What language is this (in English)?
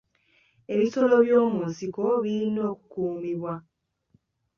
Ganda